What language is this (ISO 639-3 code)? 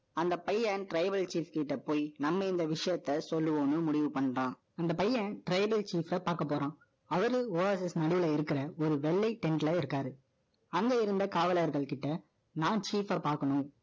tam